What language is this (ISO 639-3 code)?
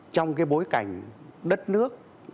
vie